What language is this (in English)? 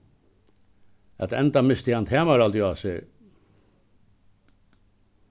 Faroese